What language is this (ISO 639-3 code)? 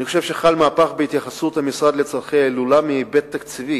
heb